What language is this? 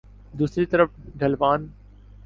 Urdu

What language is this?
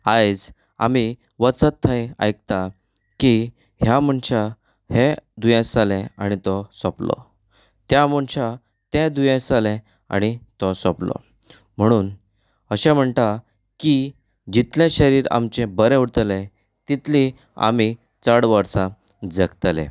Konkani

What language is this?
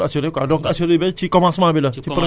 Wolof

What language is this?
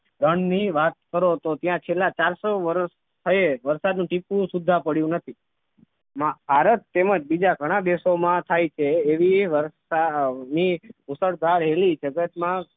Gujarati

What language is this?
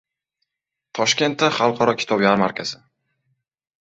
Uzbek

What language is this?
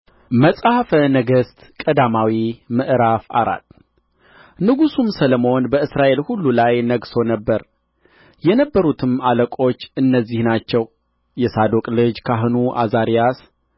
Amharic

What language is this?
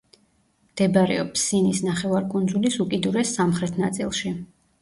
Georgian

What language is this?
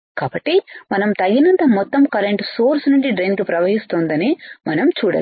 Telugu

